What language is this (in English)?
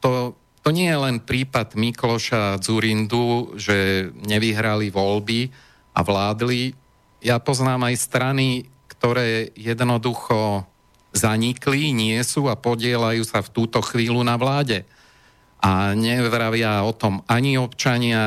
Slovak